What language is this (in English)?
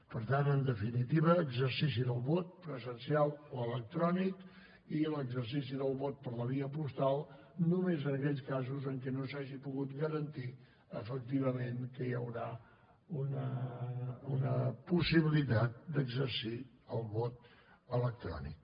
Catalan